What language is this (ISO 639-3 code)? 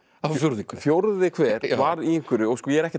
isl